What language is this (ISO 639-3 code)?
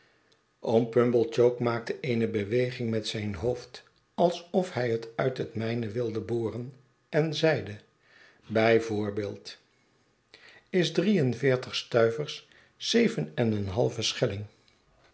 nld